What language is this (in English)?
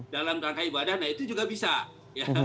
Indonesian